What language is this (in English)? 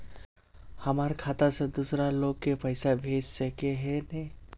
Magahi